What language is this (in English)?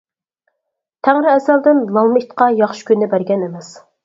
Uyghur